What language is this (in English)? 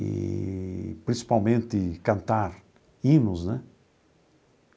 Portuguese